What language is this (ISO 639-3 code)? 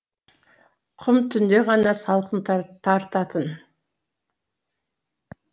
kaz